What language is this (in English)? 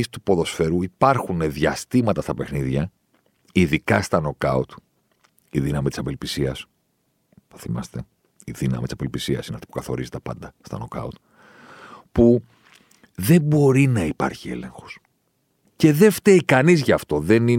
Greek